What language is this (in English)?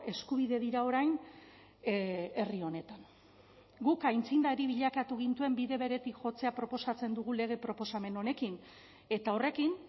Basque